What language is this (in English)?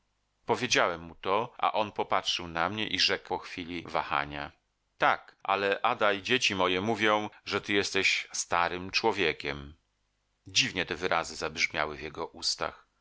Polish